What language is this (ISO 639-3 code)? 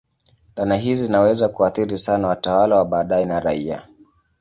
swa